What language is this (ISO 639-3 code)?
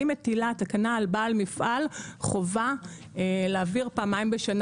heb